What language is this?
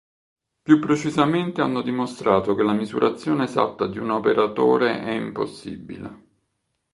Italian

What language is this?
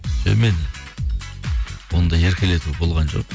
Kazakh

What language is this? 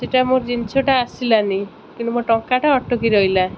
Odia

